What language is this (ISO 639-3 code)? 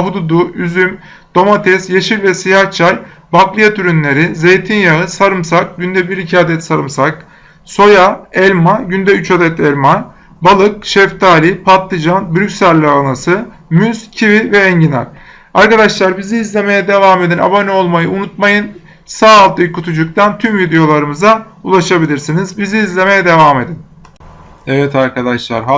tur